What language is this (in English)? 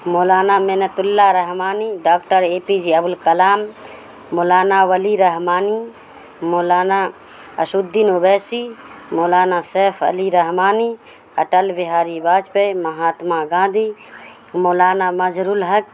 Urdu